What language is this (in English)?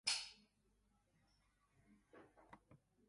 Occitan